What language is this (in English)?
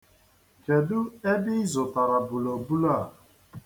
Igbo